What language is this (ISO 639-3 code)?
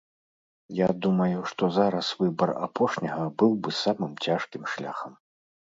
bel